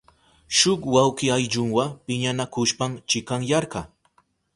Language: Southern Pastaza Quechua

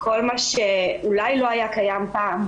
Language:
Hebrew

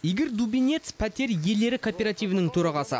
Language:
Kazakh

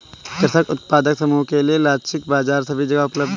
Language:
Hindi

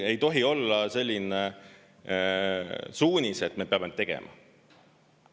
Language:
Estonian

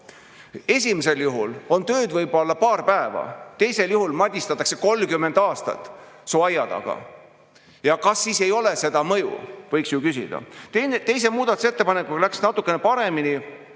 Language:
Estonian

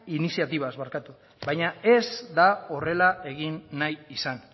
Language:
Basque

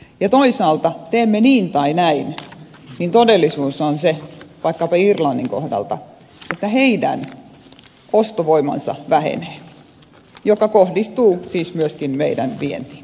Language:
Finnish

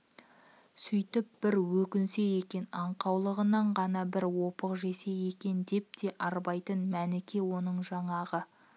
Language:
Kazakh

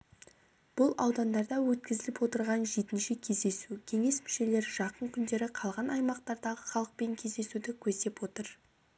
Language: Kazakh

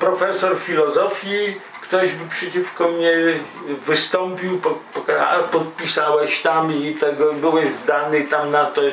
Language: Polish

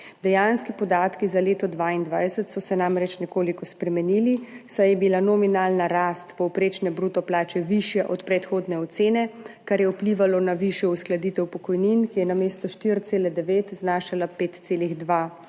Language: Slovenian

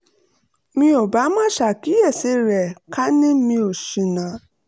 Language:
Yoruba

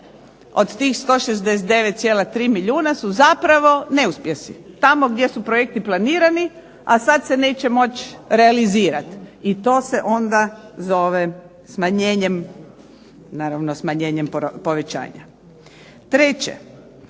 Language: Croatian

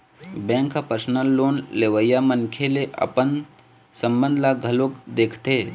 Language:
Chhattisgarhi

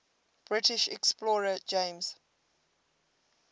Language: English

